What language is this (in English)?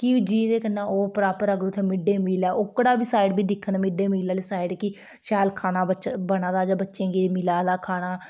Dogri